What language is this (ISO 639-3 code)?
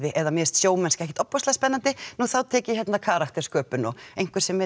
isl